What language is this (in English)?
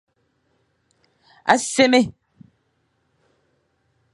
Fang